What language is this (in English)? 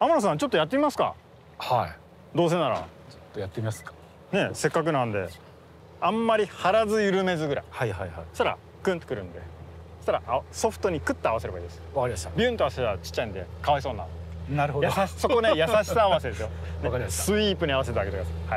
Japanese